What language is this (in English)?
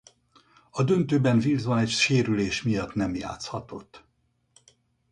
Hungarian